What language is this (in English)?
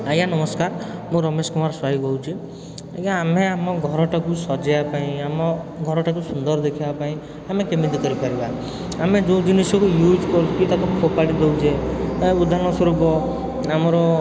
Odia